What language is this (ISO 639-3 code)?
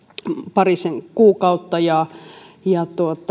fin